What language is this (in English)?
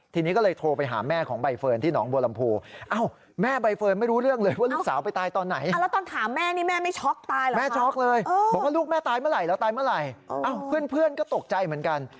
Thai